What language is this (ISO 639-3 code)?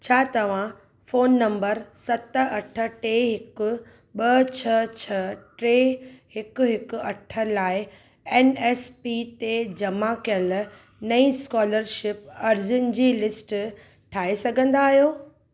snd